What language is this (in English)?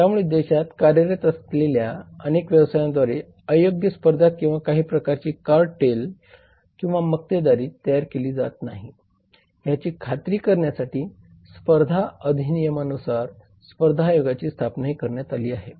Marathi